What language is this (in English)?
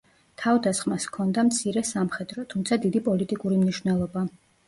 Georgian